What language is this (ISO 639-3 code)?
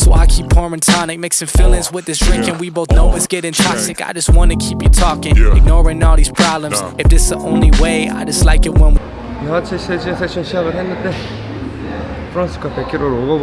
kor